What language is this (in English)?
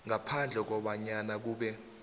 South Ndebele